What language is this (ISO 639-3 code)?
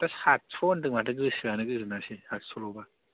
brx